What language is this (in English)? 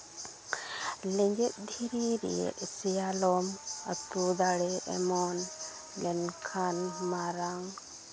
Santali